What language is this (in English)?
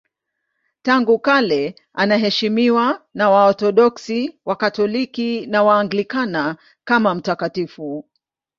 Swahili